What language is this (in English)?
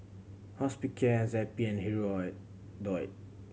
English